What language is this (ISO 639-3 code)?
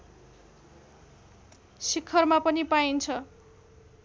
nep